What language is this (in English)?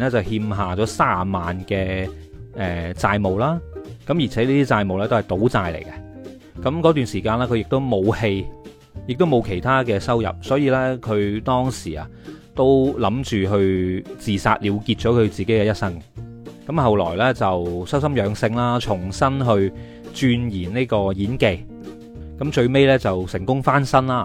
Chinese